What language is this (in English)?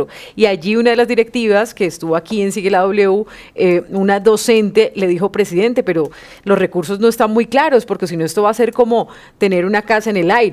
Spanish